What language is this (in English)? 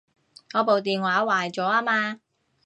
Cantonese